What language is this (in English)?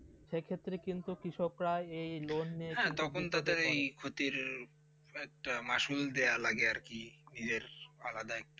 Bangla